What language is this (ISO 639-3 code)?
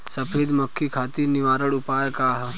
bho